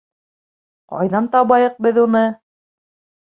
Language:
Bashkir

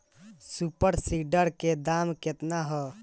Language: Bhojpuri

